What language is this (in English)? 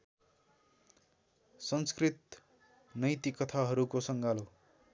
Nepali